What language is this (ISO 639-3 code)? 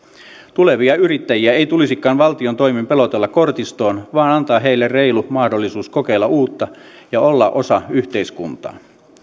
fin